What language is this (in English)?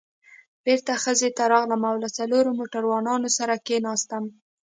Pashto